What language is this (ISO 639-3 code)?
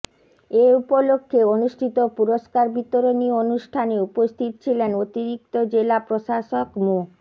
ben